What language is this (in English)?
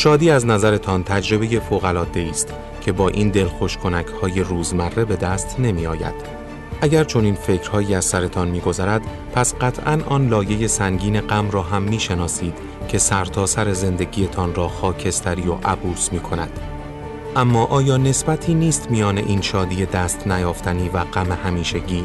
Persian